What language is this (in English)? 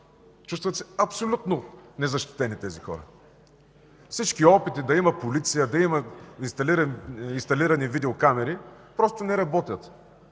Bulgarian